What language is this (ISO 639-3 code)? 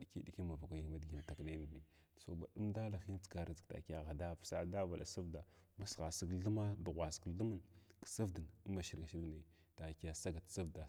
glw